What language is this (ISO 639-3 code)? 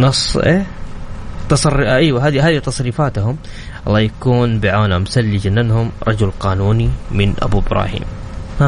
ara